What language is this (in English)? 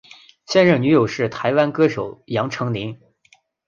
Chinese